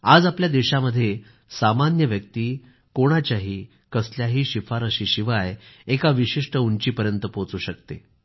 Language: Marathi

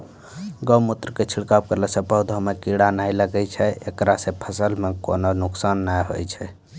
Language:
Maithili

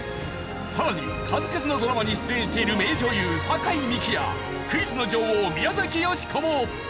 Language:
Japanese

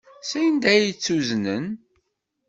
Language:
Kabyle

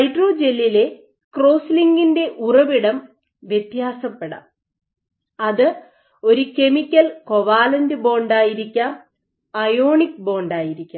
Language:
Malayalam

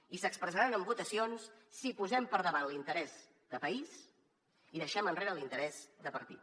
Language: Catalan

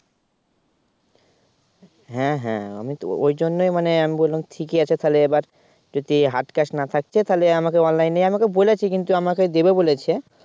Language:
Bangla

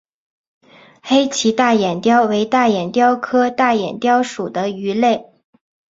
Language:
Chinese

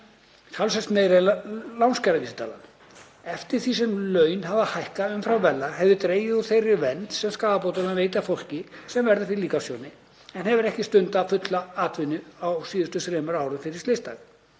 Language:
Icelandic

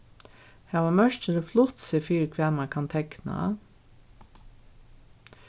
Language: Faroese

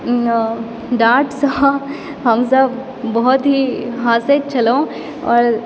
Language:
Maithili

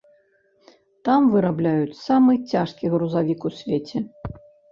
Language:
Belarusian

